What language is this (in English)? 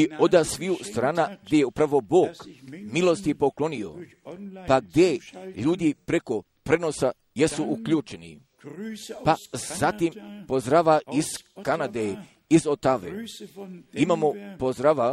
Croatian